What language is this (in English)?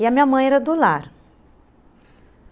Portuguese